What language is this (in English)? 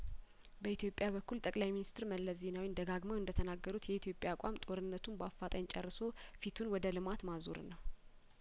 Amharic